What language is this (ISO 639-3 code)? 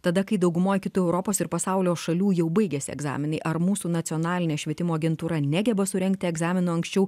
lit